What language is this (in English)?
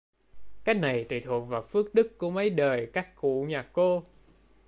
Vietnamese